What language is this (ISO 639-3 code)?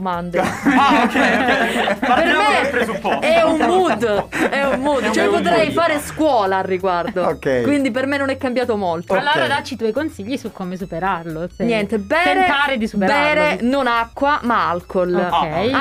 ita